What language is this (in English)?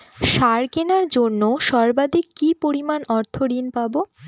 Bangla